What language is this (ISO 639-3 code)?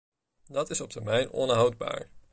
nld